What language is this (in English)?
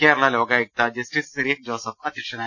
Malayalam